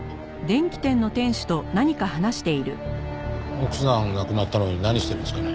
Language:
Japanese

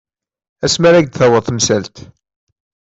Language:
Kabyle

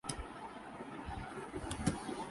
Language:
Urdu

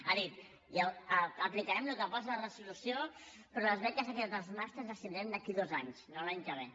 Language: Catalan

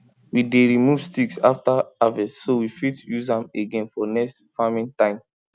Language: Nigerian Pidgin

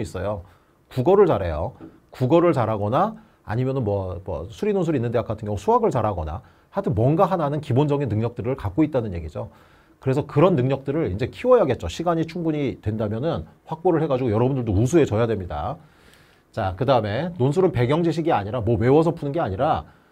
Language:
Korean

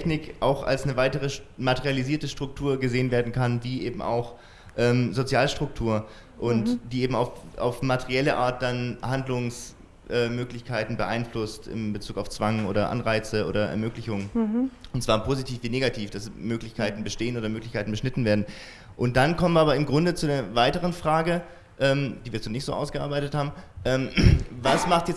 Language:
German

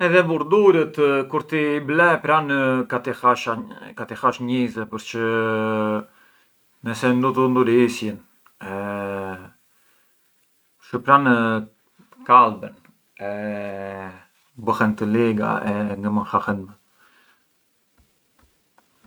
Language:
Arbëreshë Albanian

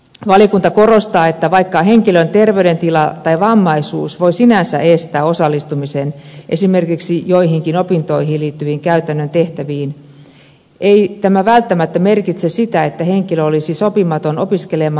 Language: Finnish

